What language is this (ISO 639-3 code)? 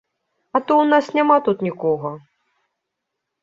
bel